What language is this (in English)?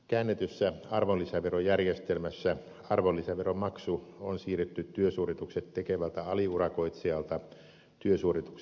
Finnish